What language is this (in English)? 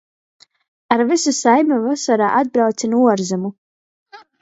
Latgalian